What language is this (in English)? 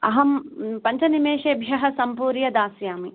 Sanskrit